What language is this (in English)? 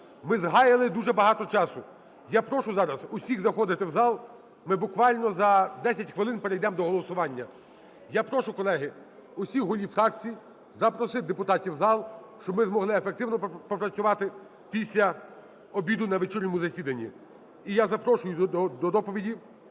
Ukrainian